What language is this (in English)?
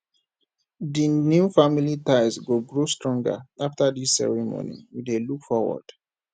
Nigerian Pidgin